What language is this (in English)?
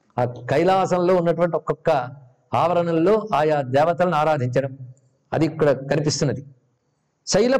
Telugu